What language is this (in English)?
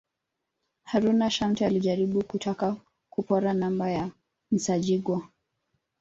Swahili